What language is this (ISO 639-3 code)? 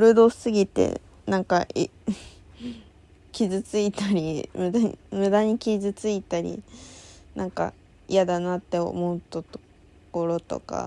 jpn